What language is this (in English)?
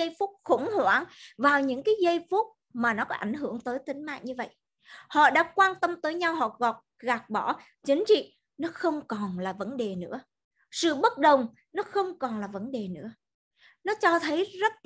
Vietnamese